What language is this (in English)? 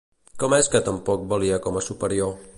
Catalan